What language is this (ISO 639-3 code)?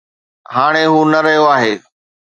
snd